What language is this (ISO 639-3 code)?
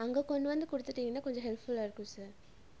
tam